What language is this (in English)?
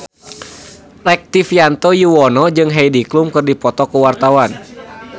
Sundanese